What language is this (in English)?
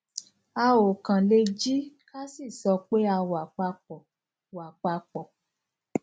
Yoruba